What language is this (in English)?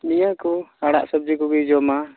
Santali